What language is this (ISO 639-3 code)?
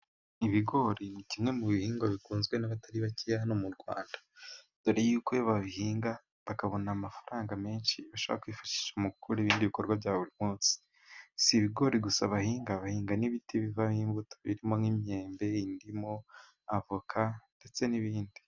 kin